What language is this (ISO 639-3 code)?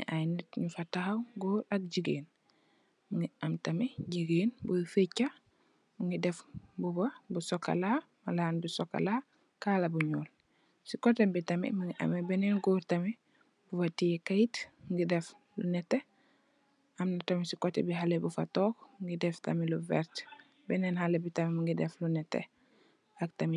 wol